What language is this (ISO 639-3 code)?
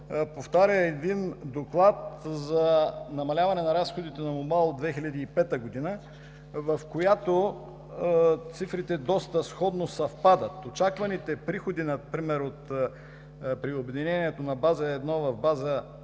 bul